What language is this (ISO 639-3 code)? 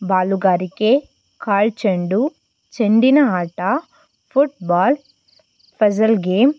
kan